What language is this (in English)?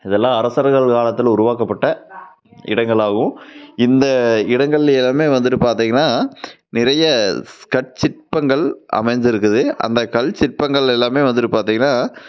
Tamil